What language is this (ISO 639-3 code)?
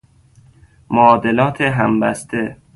fas